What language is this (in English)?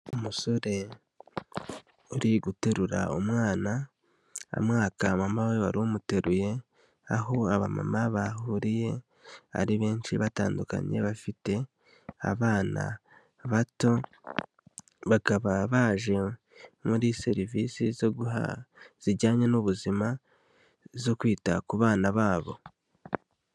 Kinyarwanda